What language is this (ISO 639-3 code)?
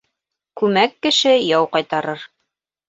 bak